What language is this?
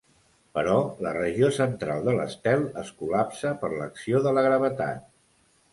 Catalan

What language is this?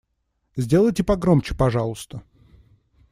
Russian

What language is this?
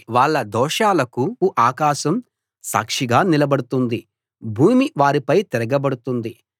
Telugu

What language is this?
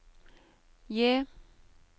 Norwegian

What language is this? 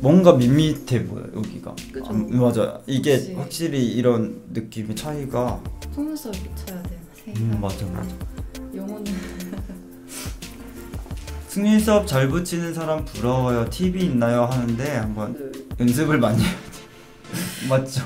Korean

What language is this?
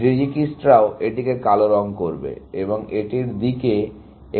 Bangla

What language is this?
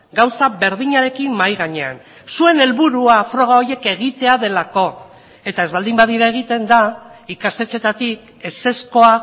Basque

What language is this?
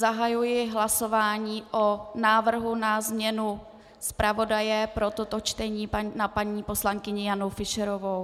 Czech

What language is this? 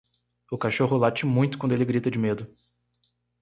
Portuguese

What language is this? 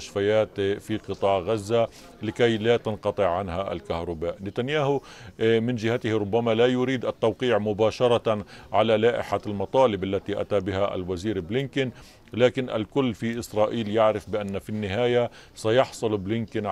Arabic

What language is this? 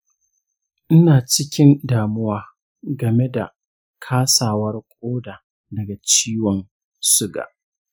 Hausa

